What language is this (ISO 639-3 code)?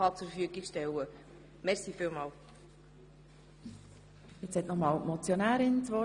gsw